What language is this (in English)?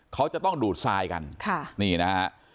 Thai